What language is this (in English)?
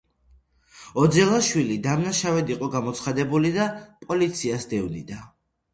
Georgian